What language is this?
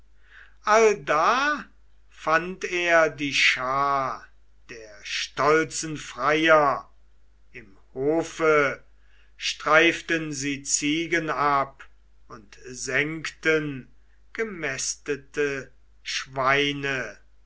German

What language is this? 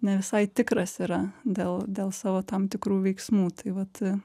Lithuanian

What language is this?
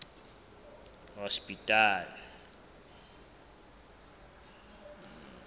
Southern Sotho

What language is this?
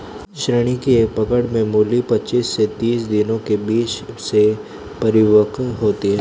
Hindi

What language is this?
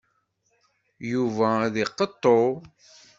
Kabyle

